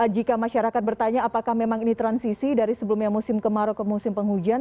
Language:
Indonesian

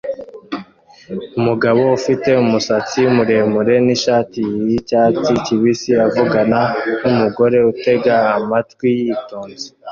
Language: Kinyarwanda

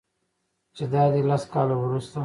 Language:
Pashto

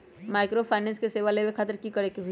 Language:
Magahi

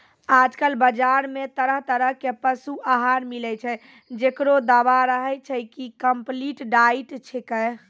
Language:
Maithili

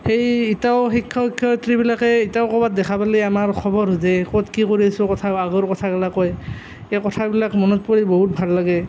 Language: Assamese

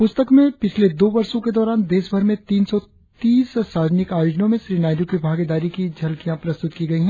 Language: Hindi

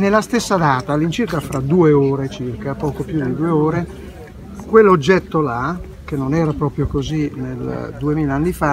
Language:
Italian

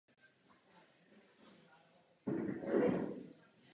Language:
Czech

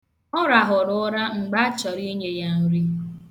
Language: Igbo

